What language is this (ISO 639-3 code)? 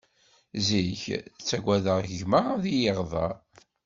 kab